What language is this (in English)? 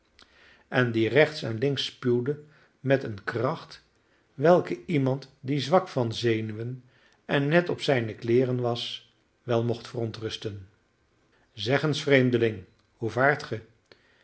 Dutch